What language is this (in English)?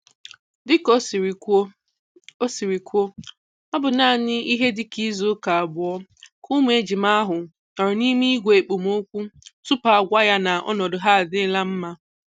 Igbo